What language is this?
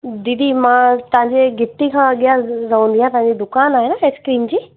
Sindhi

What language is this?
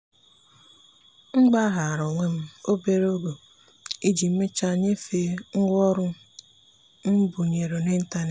Igbo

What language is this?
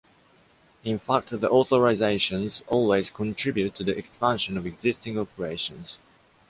English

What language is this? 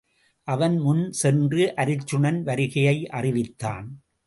Tamil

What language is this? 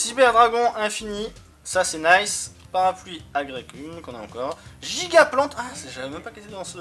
French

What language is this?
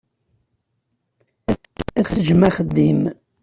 Kabyle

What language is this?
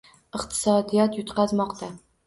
Uzbek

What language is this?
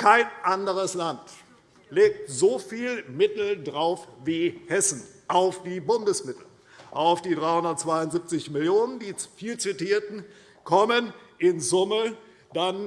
German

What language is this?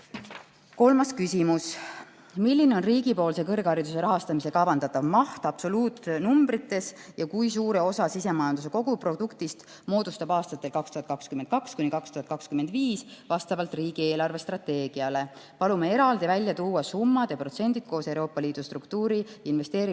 Estonian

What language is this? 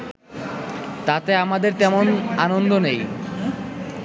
Bangla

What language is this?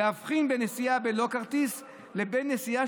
Hebrew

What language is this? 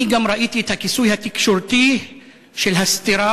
Hebrew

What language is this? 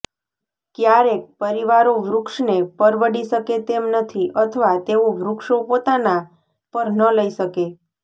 Gujarati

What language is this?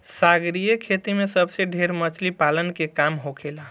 Bhojpuri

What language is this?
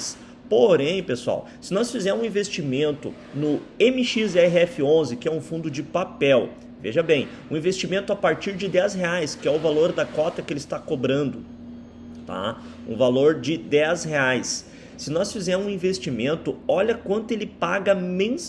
Portuguese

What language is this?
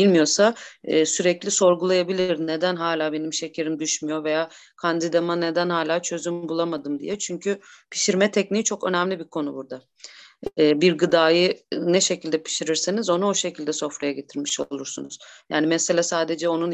Turkish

